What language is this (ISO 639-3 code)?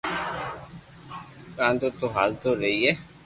lrk